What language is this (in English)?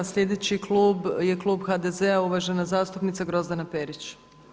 Croatian